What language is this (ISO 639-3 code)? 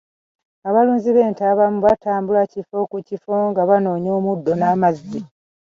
lug